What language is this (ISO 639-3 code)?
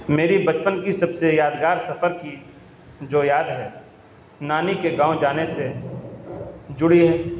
urd